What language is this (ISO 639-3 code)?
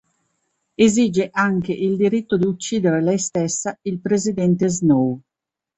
ita